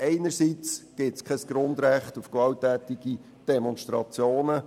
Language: Swiss German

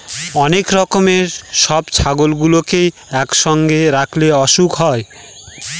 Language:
Bangla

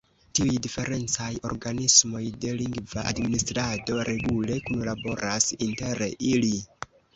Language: Esperanto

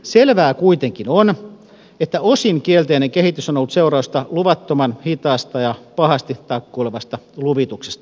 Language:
Finnish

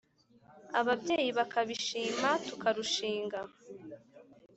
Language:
Kinyarwanda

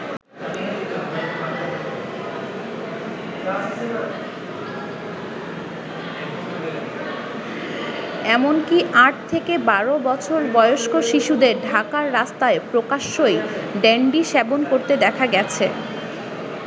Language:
Bangla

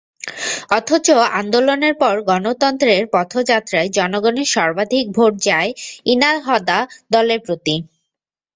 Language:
Bangla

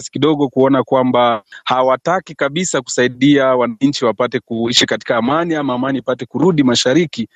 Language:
Swahili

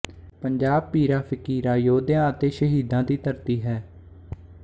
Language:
Punjabi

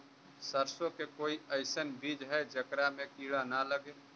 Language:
Magahi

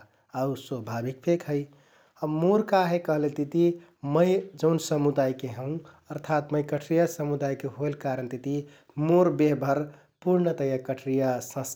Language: Kathoriya Tharu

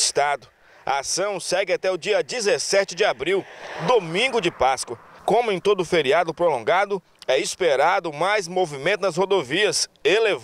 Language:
Portuguese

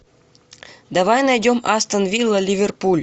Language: Russian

